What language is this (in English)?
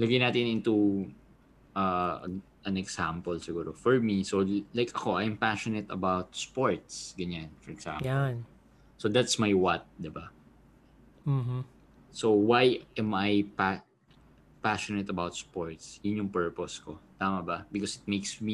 Filipino